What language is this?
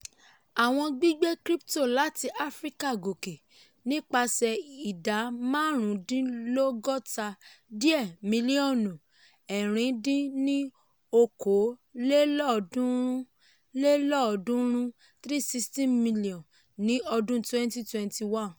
Yoruba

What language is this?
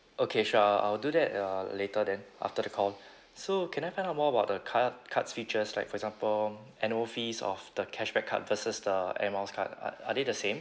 English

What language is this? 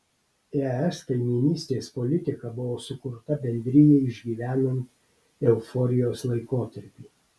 Lithuanian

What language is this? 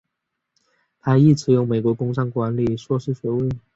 Chinese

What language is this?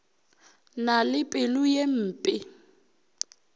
Northern Sotho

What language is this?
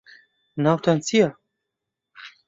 Central Kurdish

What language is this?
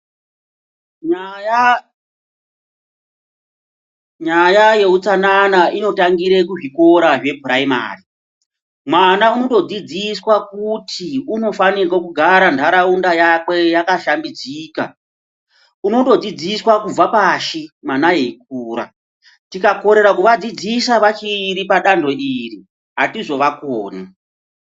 Ndau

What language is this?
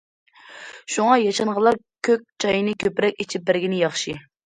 Uyghur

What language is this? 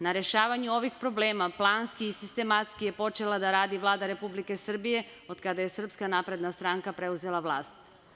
Serbian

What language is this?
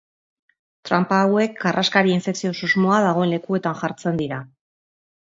Basque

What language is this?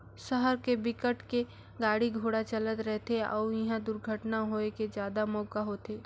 Chhattisgarhi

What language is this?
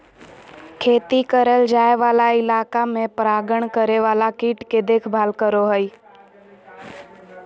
Magahi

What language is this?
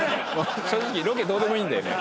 Japanese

